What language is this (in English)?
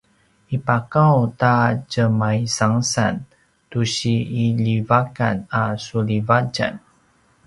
Paiwan